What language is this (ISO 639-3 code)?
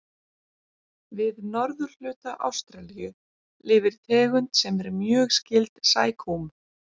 isl